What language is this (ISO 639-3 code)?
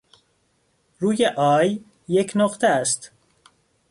fas